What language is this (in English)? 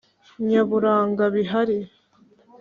Kinyarwanda